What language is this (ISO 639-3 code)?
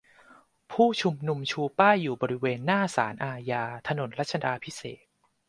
tha